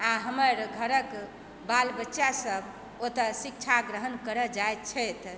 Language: Maithili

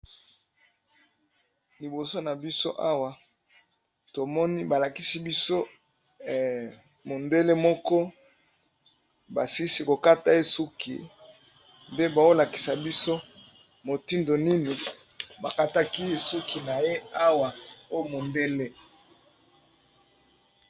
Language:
Lingala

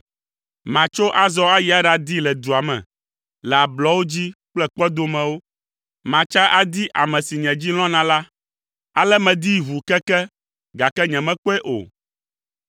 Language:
Ewe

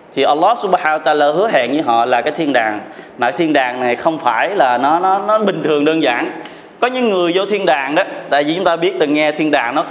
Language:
Vietnamese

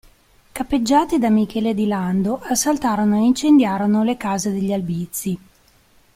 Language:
Italian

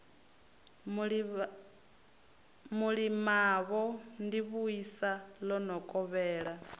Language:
Venda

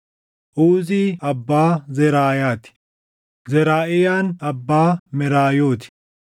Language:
Oromo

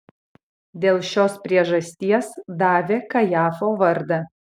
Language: Lithuanian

